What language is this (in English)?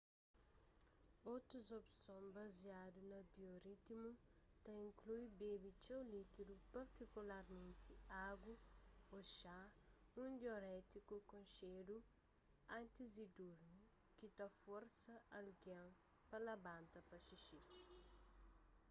Kabuverdianu